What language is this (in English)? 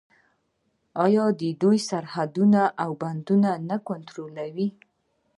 Pashto